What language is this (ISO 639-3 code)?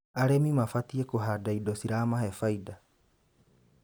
kik